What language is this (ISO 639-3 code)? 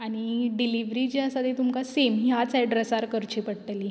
kok